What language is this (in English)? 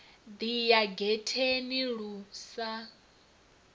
Venda